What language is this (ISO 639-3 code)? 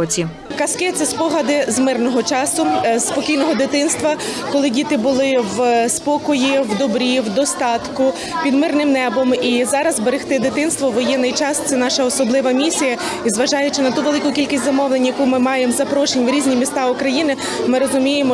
ukr